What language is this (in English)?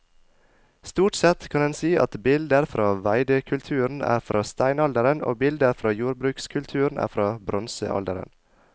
Norwegian